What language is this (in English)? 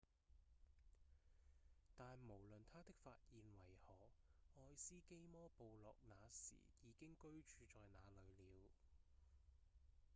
Cantonese